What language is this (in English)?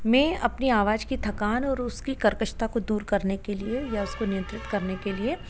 Hindi